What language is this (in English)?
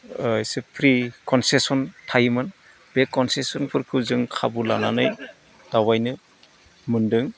Bodo